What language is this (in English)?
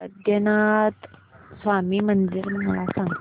Marathi